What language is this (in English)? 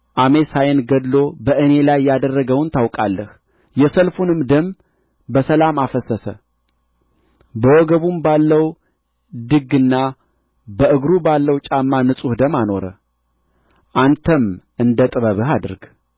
Amharic